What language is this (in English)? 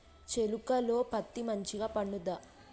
Telugu